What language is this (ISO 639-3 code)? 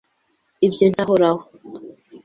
kin